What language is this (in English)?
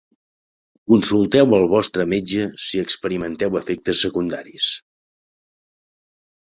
Catalan